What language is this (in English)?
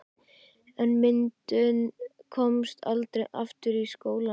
Icelandic